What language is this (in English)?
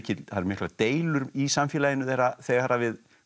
Icelandic